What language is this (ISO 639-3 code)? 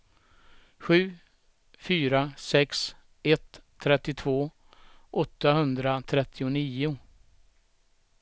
swe